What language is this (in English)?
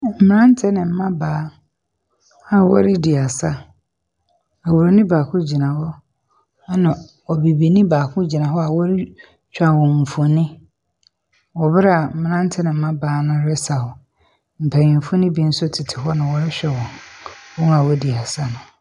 Akan